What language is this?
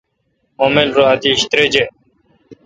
Kalkoti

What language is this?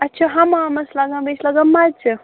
Kashmiri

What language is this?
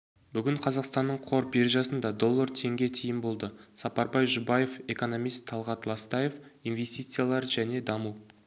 Kazakh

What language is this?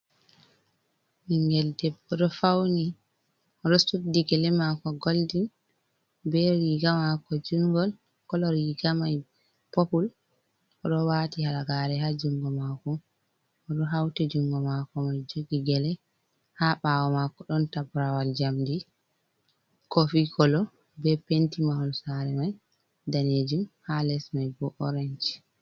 Fula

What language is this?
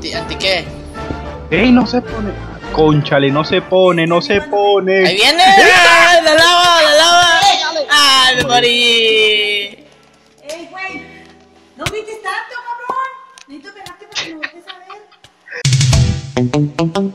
Spanish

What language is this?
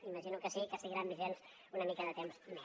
Catalan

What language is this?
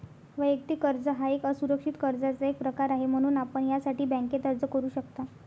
Marathi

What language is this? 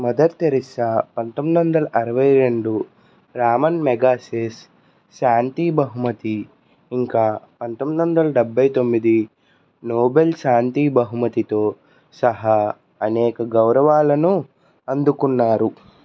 Telugu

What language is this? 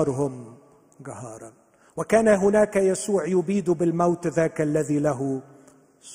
Arabic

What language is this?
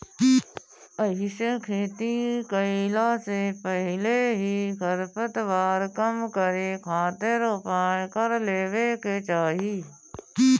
Bhojpuri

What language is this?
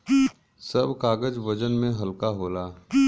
Bhojpuri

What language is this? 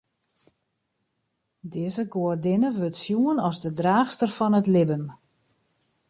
Western Frisian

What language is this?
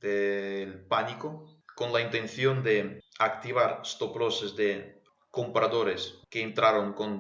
Spanish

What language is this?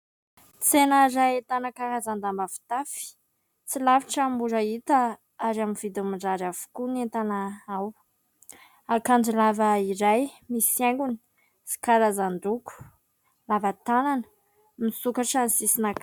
Malagasy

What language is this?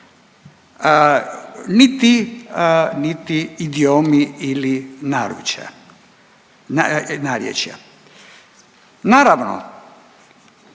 Croatian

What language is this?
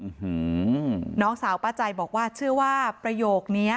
Thai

